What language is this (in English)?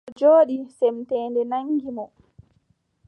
Adamawa Fulfulde